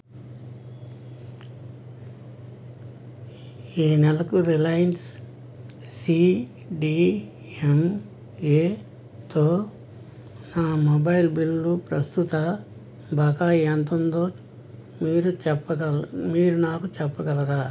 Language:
Telugu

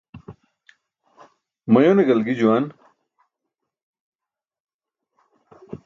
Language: Burushaski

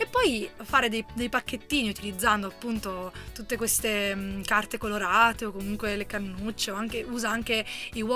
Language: Italian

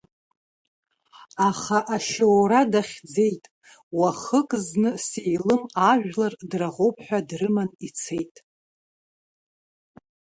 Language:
Abkhazian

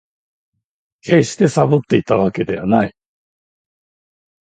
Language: Japanese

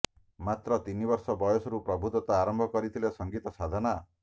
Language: Odia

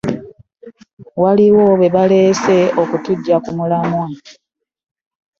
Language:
Ganda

